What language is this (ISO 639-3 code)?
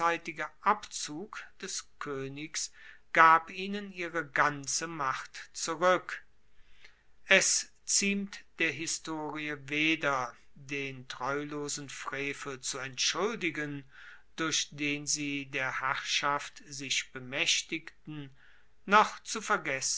deu